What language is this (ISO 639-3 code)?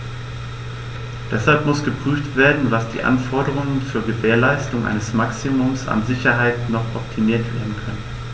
deu